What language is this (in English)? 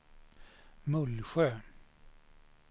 Swedish